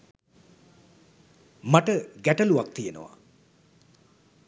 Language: Sinhala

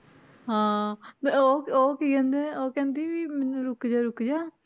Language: Punjabi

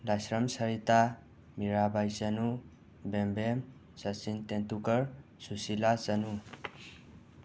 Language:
Manipuri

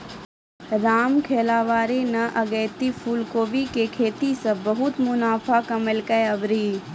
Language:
Maithili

